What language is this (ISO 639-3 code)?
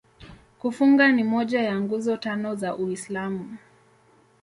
swa